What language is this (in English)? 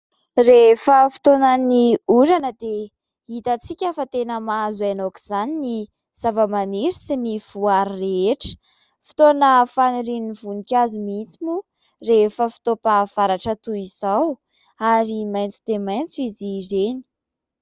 Malagasy